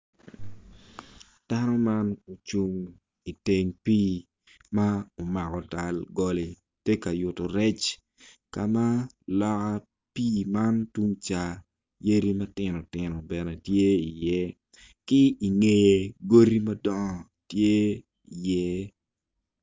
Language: Acoli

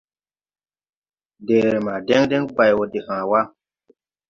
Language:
Tupuri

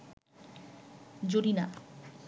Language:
Bangla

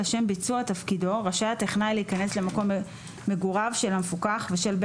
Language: Hebrew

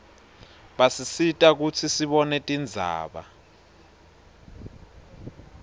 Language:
Swati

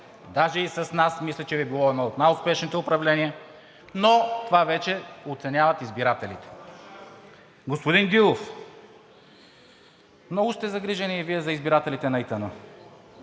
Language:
Bulgarian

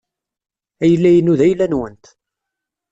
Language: Kabyle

